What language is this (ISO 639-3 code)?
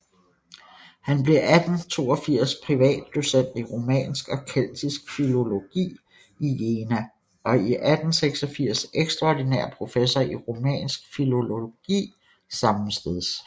dan